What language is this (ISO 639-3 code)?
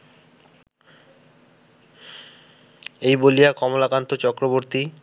ben